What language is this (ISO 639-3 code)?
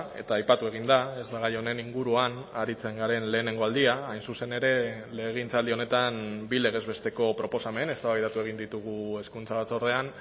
eus